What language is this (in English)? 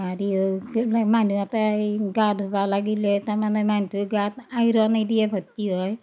Assamese